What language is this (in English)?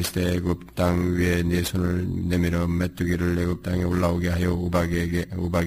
Korean